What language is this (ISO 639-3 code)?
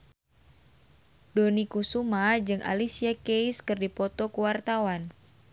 sun